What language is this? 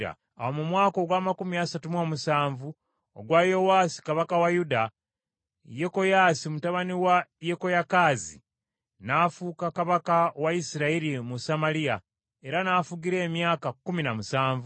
Ganda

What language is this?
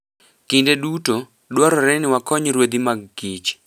Luo (Kenya and Tanzania)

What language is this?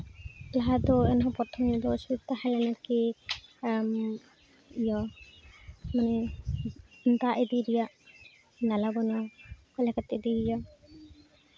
Santali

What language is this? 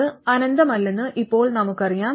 Malayalam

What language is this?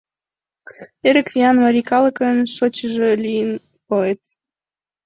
Mari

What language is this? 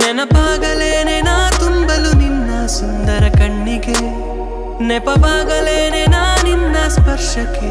Kannada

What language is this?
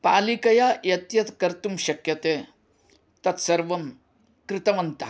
Sanskrit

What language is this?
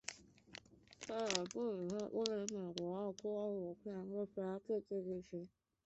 Chinese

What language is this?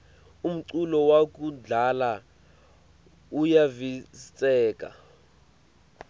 Swati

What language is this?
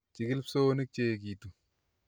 Kalenjin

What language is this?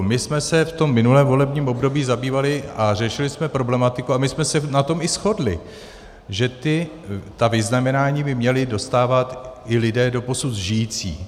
Czech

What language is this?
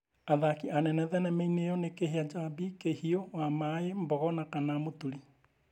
Kikuyu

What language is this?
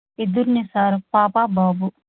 Telugu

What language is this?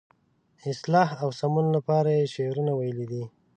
Pashto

